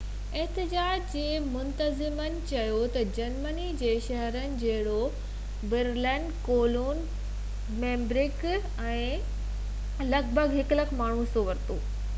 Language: Sindhi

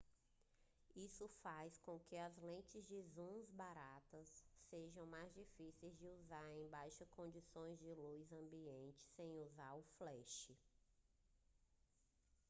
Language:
Portuguese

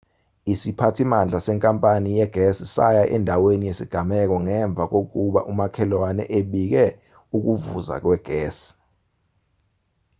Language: Zulu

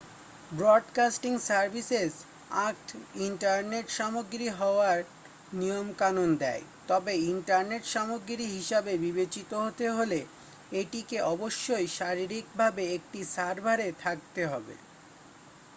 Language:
Bangla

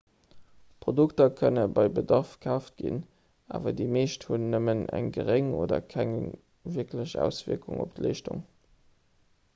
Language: Luxembourgish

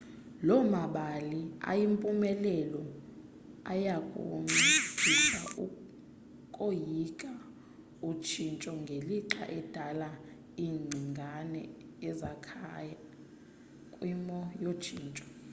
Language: Xhosa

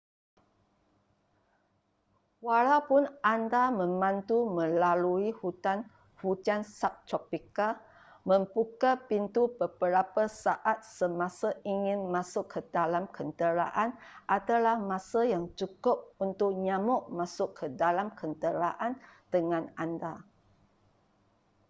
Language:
Malay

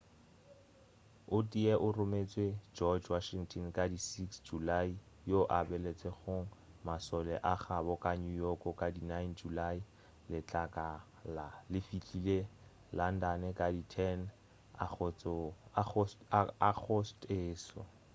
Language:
Northern Sotho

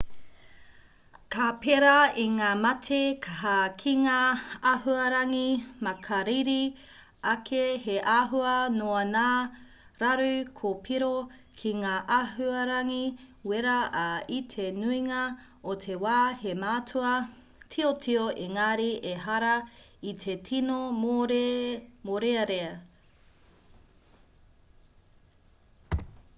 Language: Māori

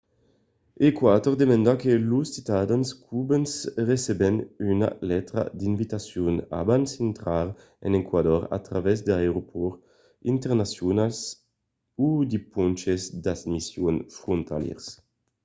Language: Occitan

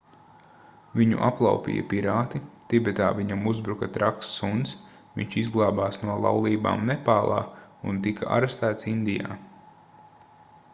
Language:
Latvian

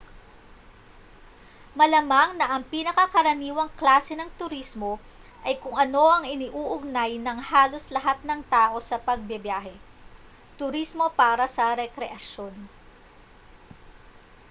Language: Filipino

